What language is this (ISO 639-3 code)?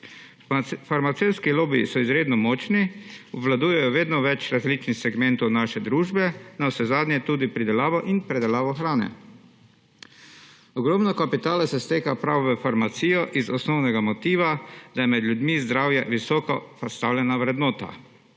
slv